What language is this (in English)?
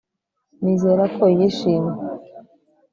Kinyarwanda